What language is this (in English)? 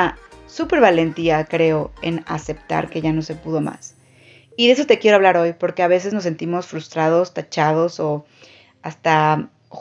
Spanish